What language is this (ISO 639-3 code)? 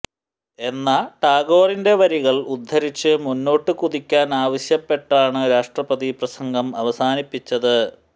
mal